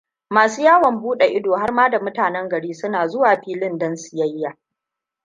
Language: Hausa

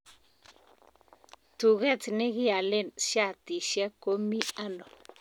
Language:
Kalenjin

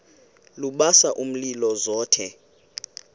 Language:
Xhosa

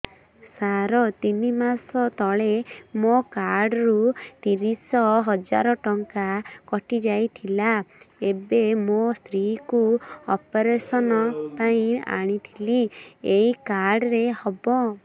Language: Odia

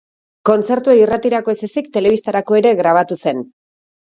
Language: Basque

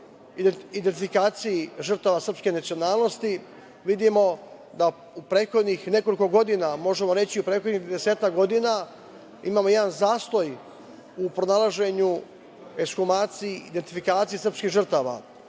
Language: Serbian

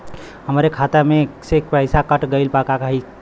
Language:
Bhojpuri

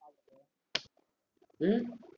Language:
Tamil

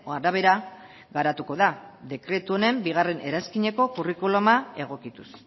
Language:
Basque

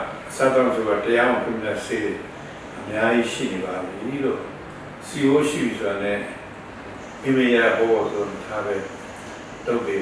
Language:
Italian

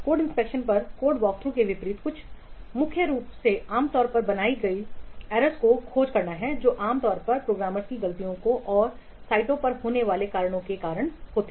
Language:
Hindi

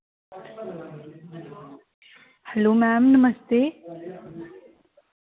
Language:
Dogri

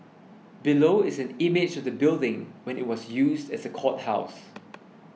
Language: English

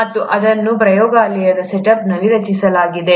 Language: Kannada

